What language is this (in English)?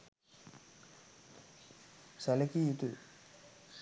Sinhala